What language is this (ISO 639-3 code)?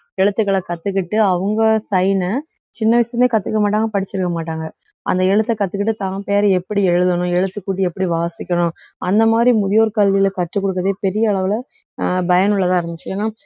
tam